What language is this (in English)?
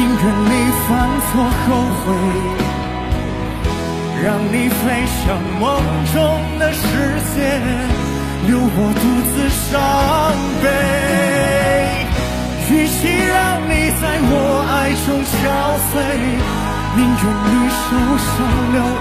Chinese